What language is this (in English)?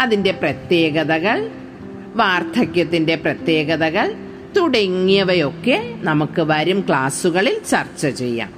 Malayalam